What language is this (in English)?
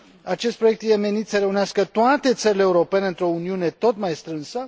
Romanian